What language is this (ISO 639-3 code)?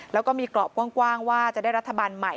tha